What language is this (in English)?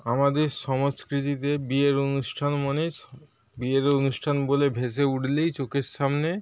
Bangla